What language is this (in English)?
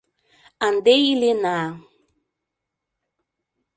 Mari